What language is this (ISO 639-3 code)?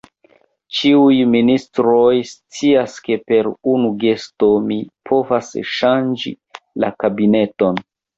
epo